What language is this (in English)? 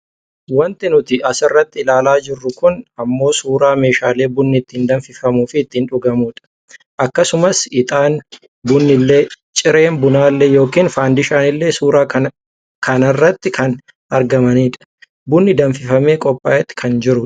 Oromo